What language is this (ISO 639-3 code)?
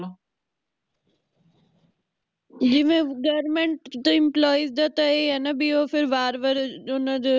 pan